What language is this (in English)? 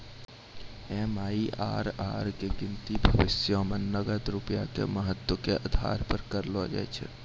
Maithili